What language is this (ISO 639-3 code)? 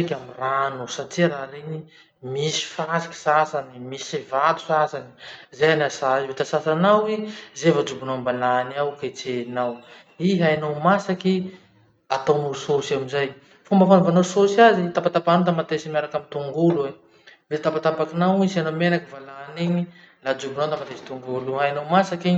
msh